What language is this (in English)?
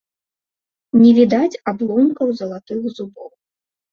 Belarusian